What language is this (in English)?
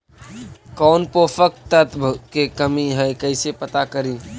Magahi